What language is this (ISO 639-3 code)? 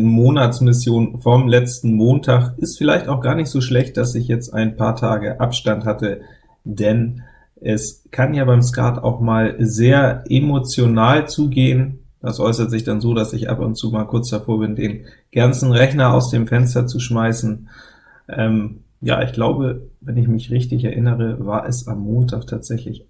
deu